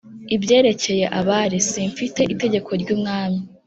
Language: Kinyarwanda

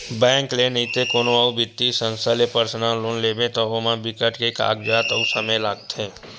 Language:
Chhattisgarhi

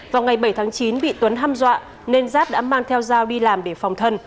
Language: Vietnamese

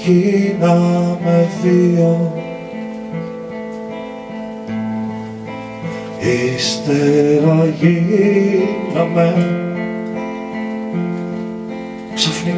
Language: Greek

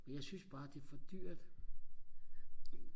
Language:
Danish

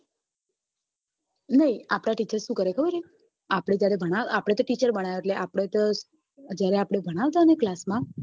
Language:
Gujarati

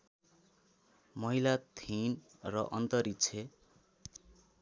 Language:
Nepali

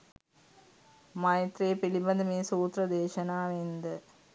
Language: Sinhala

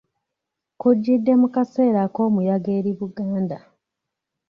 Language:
Ganda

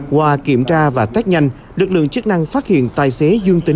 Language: Vietnamese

